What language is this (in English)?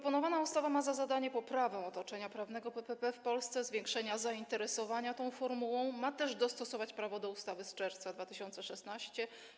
Polish